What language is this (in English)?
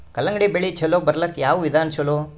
Kannada